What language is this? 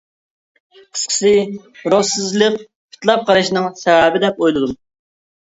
Uyghur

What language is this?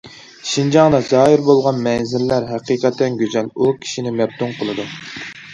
Uyghur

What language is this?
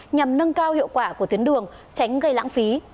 Vietnamese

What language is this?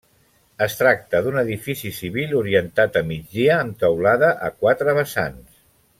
Catalan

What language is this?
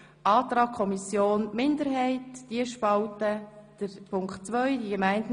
Swiss German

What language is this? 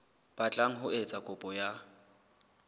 Southern Sotho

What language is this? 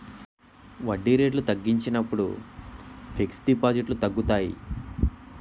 Telugu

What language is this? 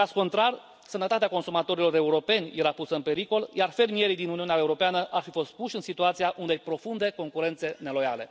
Romanian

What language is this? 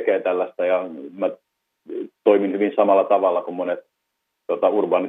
Finnish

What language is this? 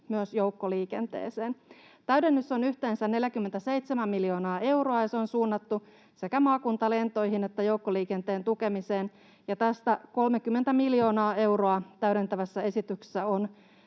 Finnish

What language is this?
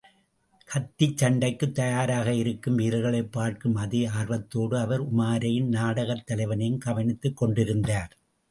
Tamil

